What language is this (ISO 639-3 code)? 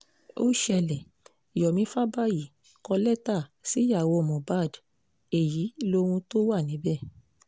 yor